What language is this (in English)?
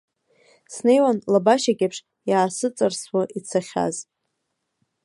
Abkhazian